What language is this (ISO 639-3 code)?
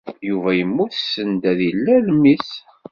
kab